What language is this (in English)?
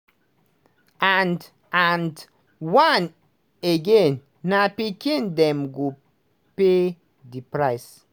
Nigerian Pidgin